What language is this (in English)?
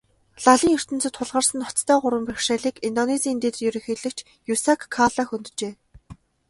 Mongolian